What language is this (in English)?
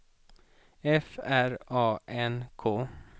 Swedish